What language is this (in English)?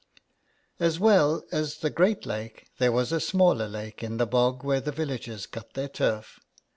English